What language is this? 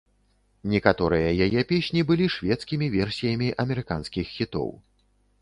Belarusian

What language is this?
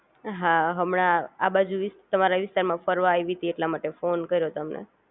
Gujarati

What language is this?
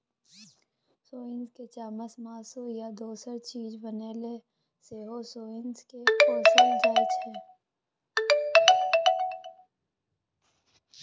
Maithili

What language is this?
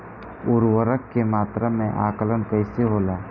Bhojpuri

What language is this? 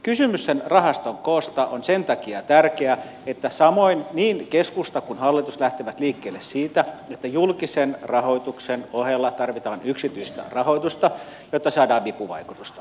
Finnish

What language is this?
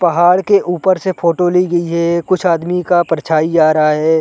Hindi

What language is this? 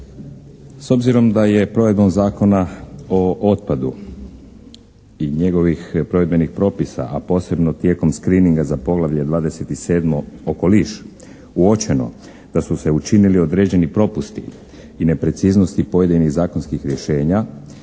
Croatian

